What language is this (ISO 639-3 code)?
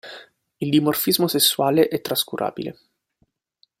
ita